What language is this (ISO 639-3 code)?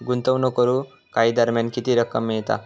mar